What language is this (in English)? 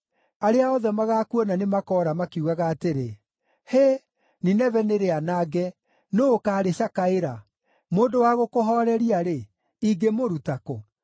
Kikuyu